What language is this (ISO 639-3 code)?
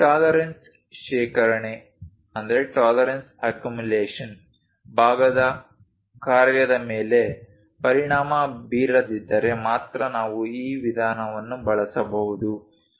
kan